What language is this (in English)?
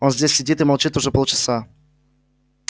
Russian